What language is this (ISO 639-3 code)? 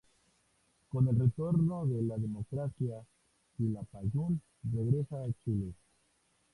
spa